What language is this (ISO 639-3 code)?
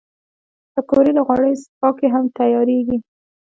pus